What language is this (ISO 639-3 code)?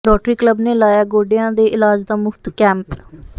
pan